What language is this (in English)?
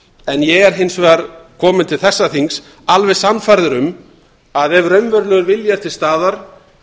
Icelandic